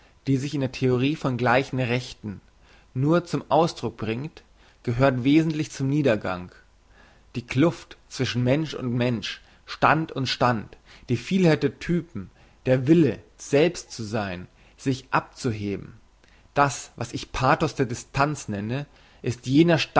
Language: German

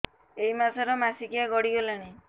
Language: Odia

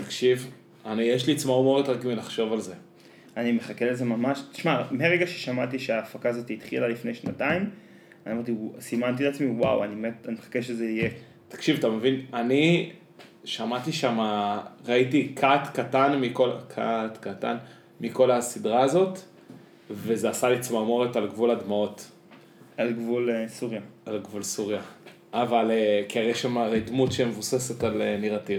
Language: Hebrew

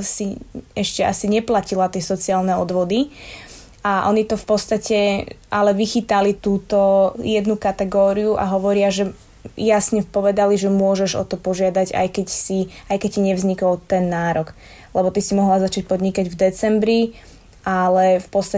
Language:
Slovak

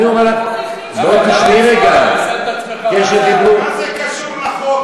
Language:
Hebrew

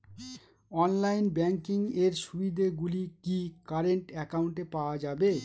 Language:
Bangla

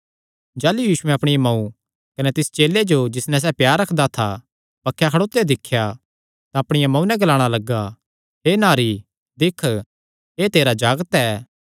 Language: Kangri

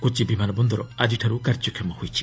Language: Odia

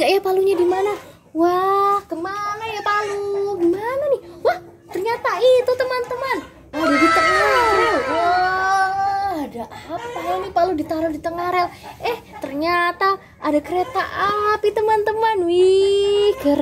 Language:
Indonesian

